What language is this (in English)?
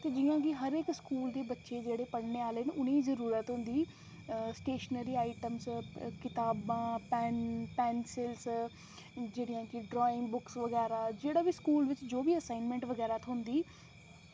Dogri